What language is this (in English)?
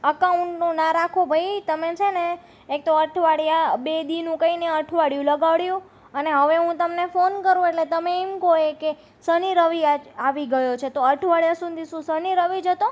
Gujarati